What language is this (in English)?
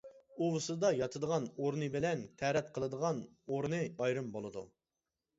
Uyghur